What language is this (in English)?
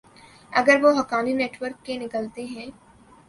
Urdu